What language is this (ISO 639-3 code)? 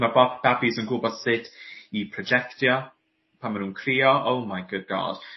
cym